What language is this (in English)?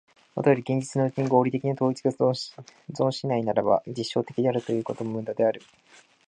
Japanese